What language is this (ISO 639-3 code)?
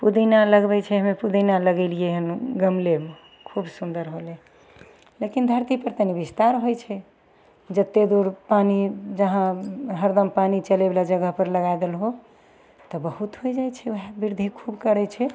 mai